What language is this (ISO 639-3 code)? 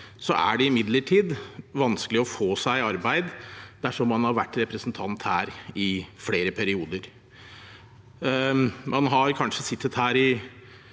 nor